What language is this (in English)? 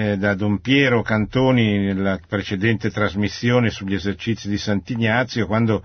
Italian